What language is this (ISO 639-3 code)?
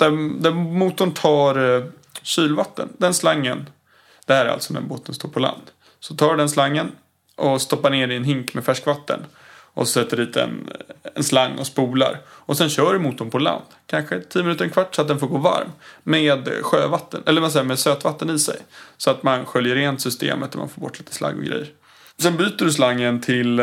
swe